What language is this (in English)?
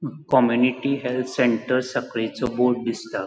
Konkani